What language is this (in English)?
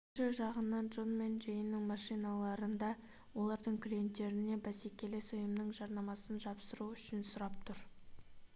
Kazakh